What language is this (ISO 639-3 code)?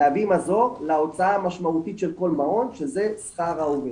heb